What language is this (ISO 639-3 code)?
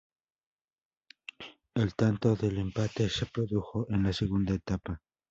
spa